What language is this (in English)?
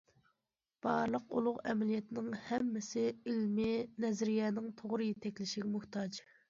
Uyghur